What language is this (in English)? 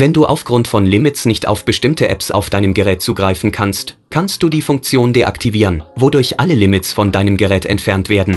German